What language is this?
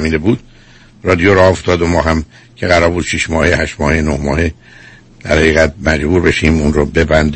Persian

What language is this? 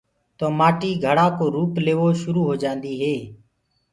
Gurgula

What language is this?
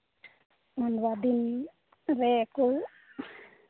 Santali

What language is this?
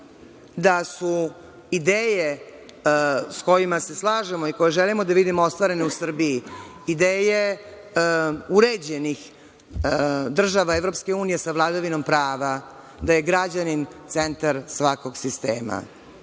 Serbian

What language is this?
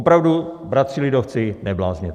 Czech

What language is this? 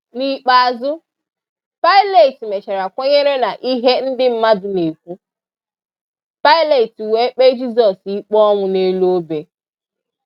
Igbo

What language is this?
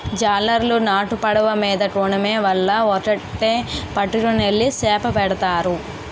Telugu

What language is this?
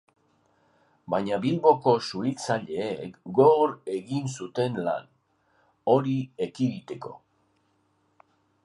Basque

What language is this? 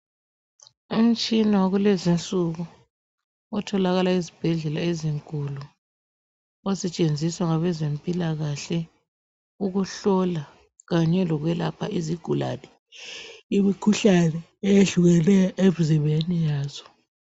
North Ndebele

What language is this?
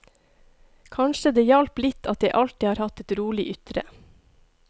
Norwegian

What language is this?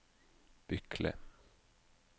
Norwegian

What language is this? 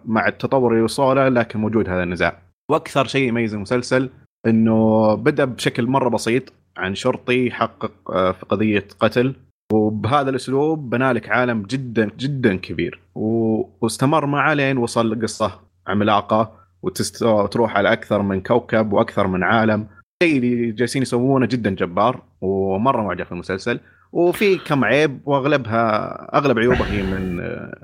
Arabic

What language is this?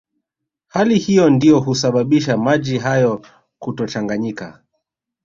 Swahili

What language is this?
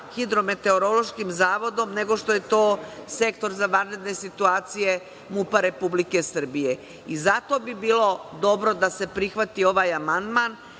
Serbian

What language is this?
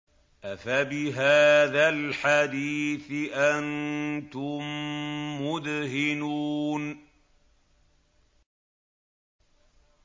Arabic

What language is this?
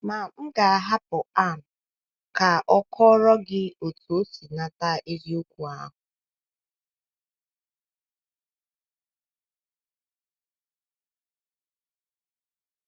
Igbo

